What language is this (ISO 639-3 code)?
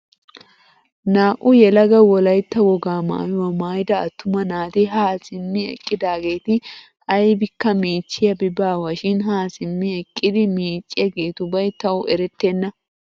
wal